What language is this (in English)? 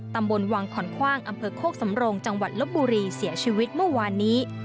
Thai